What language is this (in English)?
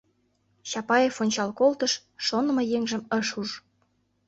Mari